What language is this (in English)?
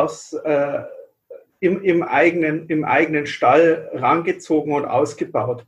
German